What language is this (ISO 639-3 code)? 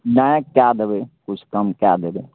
mai